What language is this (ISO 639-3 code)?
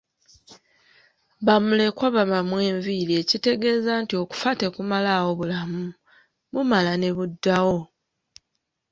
lug